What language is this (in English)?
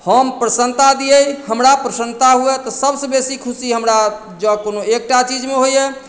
Maithili